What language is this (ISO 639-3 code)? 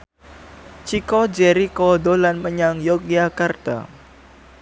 jav